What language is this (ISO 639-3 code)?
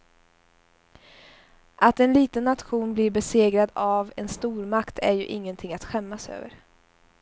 swe